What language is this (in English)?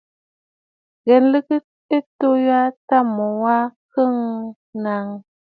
Bafut